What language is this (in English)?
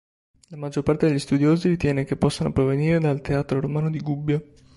Italian